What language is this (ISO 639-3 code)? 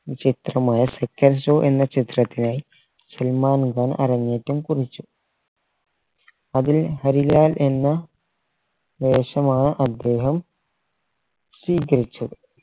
mal